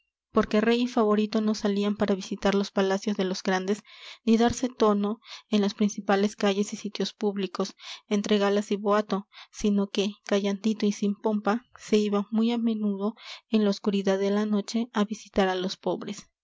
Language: Spanish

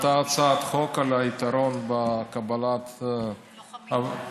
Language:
Hebrew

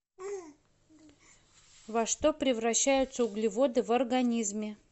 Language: Russian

